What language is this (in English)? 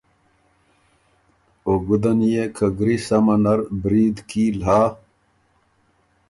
Ormuri